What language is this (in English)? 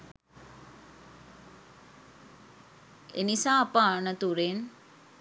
Sinhala